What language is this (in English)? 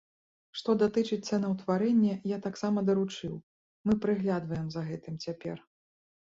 Belarusian